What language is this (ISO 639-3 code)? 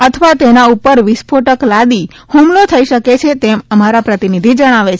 guj